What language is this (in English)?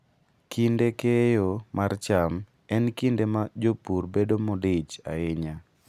Luo (Kenya and Tanzania)